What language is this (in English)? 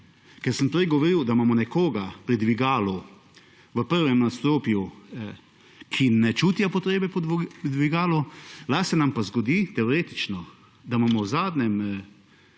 Slovenian